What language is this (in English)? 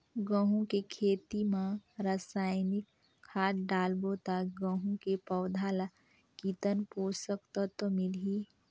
Chhattisgarhi